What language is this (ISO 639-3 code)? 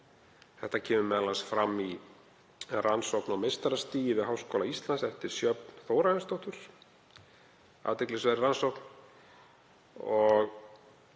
isl